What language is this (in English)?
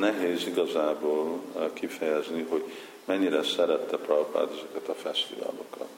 Hungarian